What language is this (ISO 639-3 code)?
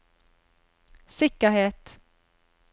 nor